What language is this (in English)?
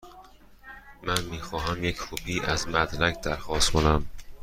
Persian